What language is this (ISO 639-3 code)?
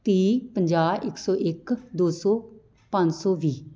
pan